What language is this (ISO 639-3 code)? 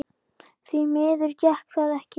isl